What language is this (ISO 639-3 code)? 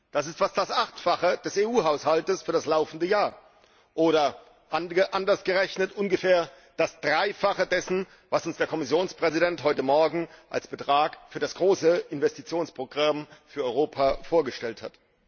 deu